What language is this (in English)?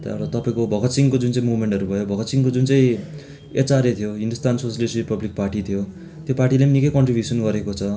Nepali